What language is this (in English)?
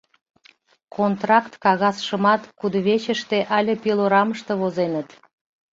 Mari